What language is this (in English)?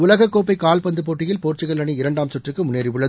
Tamil